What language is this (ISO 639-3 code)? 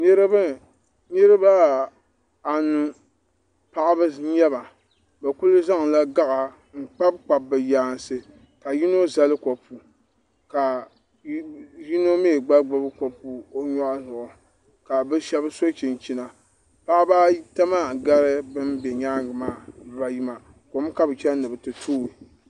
dag